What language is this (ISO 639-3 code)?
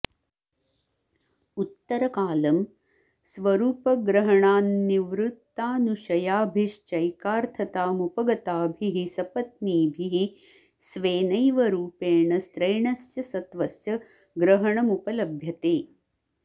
san